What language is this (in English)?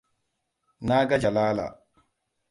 Hausa